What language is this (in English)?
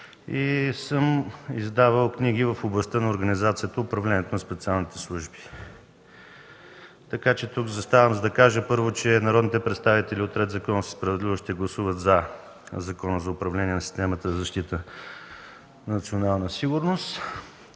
Bulgarian